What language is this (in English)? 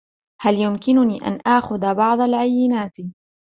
Arabic